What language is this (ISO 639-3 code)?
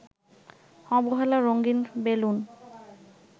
ben